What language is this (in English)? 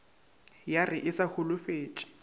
Northern Sotho